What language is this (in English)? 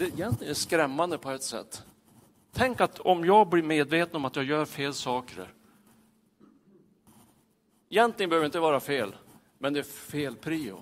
Swedish